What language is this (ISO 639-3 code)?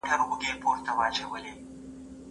pus